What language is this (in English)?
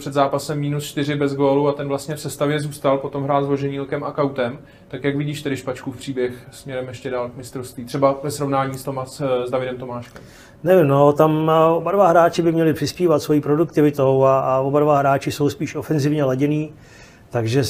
Czech